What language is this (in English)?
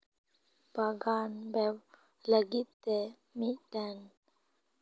Santali